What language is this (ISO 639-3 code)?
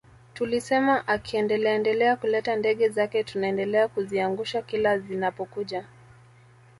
swa